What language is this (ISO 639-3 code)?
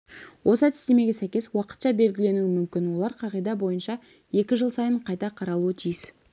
kaz